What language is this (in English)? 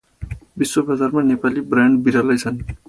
Nepali